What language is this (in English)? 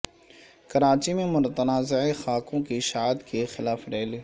Urdu